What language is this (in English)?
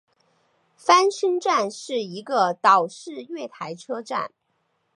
Chinese